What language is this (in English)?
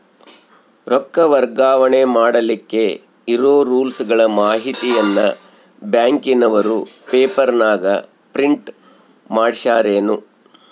Kannada